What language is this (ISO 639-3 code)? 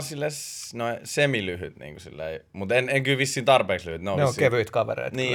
fin